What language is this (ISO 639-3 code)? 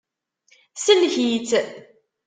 kab